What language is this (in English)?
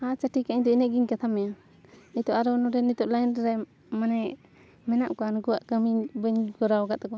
Santali